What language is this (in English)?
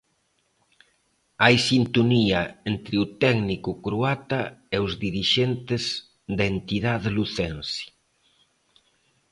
Galician